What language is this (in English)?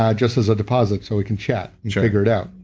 English